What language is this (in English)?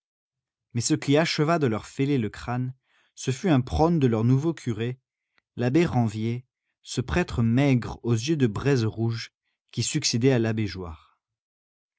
French